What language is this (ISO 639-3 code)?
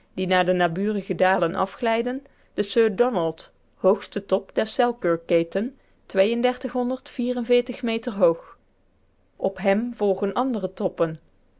nld